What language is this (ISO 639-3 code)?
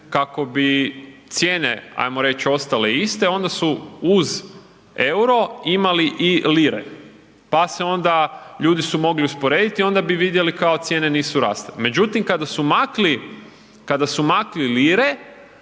hrv